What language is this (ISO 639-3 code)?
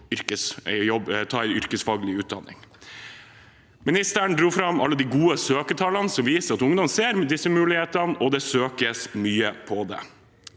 nor